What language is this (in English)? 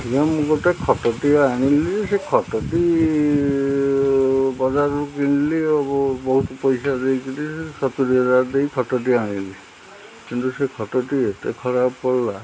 Odia